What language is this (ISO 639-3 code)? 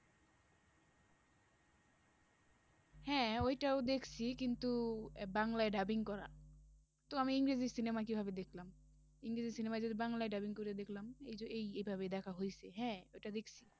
ben